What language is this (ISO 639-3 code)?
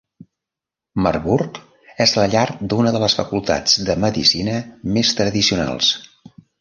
cat